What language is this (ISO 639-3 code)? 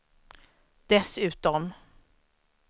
swe